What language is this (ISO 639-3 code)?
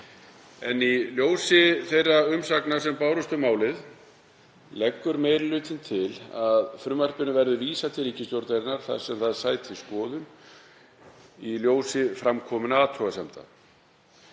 isl